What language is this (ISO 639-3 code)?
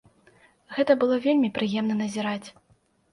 bel